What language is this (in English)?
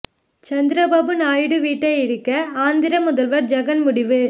Tamil